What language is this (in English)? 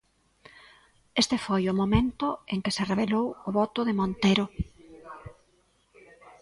Galician